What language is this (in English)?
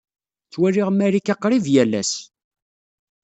Kabyle